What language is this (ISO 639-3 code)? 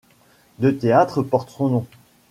fra